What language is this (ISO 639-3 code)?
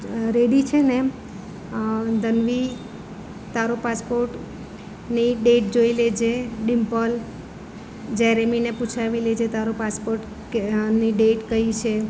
guj